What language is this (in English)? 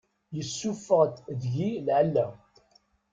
Kabyle